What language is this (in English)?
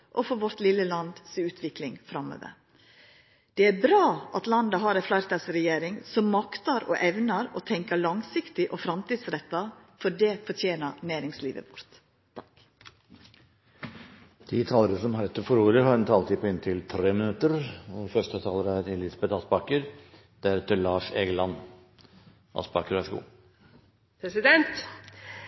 Norwegian